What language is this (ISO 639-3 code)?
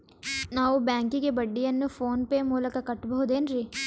kan